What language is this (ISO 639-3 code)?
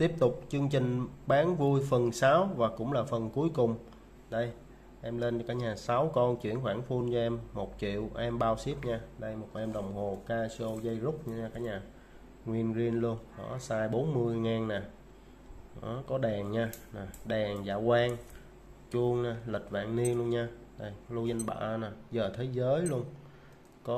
vie